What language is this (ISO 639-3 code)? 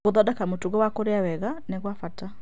kik